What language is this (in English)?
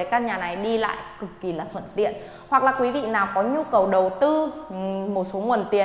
Vietnamese